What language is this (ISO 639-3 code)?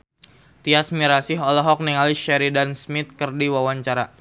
sun